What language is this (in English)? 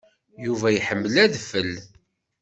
Kabyle